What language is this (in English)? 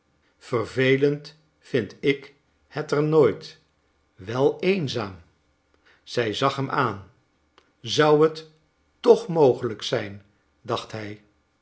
Dutch